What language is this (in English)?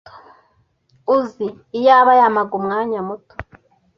Kinyarwanda